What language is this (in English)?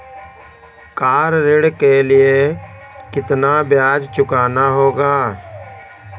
Hindi